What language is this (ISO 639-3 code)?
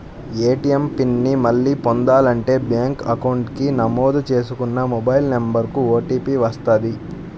tel